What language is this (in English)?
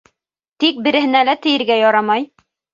Bashkir